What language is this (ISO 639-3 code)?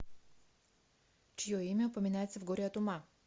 rus